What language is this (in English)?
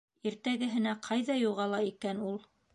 Bashkir